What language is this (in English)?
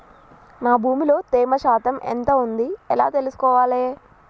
Telugu